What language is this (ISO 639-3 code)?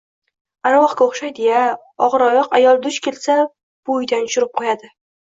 uzb